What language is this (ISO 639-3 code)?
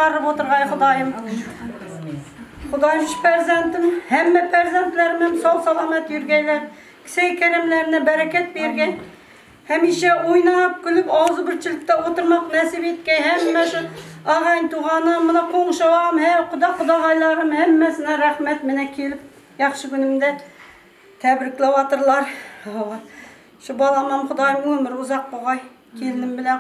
ara